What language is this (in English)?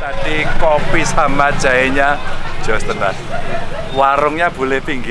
Indonesian